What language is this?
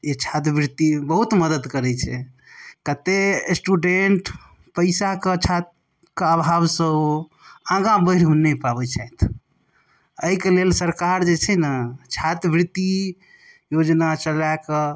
Maithili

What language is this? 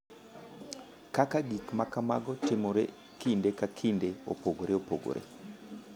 Luo (Kenya and Tanzania)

